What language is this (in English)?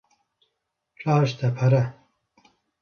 Kurdish